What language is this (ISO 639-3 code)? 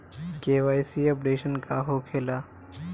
bho